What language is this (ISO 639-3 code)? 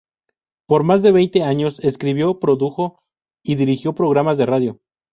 spa